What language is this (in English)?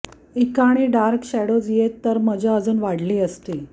Marathi